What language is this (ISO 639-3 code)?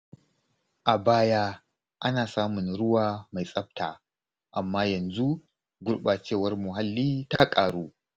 hau